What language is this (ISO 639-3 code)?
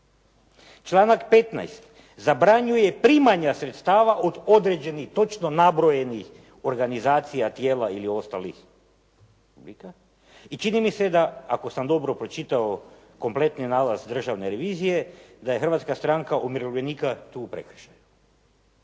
hrv